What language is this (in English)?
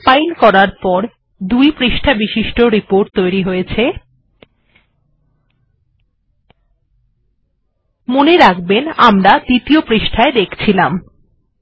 Bangla